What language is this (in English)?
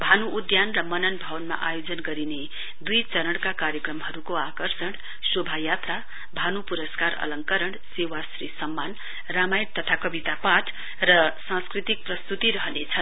Nepali